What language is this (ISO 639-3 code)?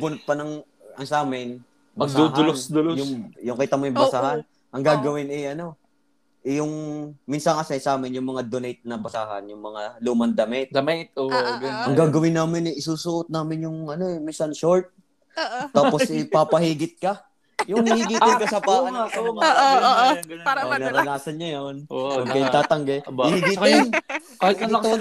fil